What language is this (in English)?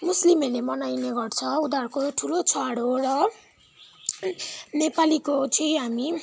Nepali